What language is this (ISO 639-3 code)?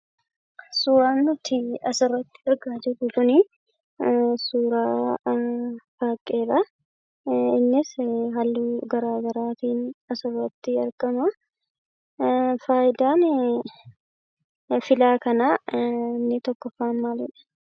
orm